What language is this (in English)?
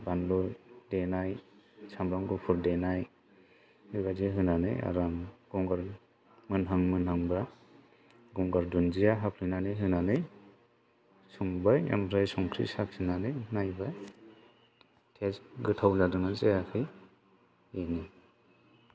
Bodo